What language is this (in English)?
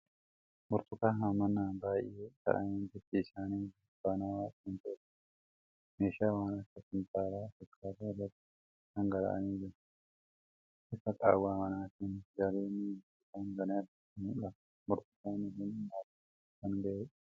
Oromo